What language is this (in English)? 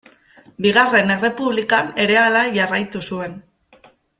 Basque